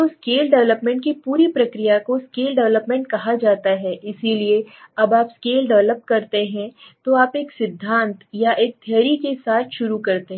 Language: Hindi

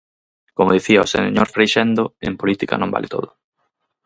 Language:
Galician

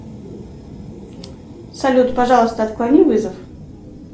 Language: Russian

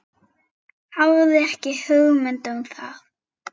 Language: Icelandic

